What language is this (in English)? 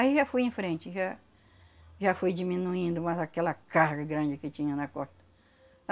Portuguese